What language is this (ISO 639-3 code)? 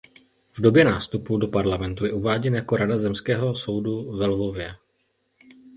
ces